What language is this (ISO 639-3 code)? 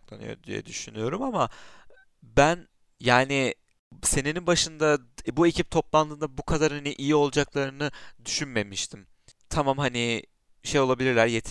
tur